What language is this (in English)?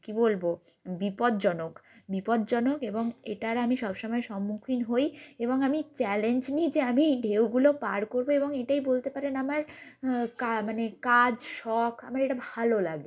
Bangla